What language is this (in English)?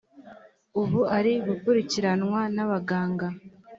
Kinyarwanda